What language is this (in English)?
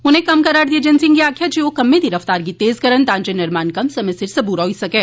Dogri